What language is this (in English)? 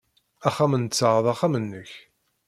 Kabyle